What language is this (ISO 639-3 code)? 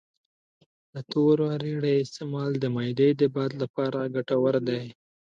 pus